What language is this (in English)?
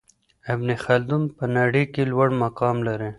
Pashto